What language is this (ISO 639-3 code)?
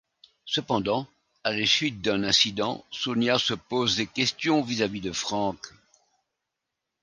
fra